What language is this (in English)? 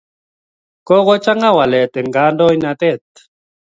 Kalenjin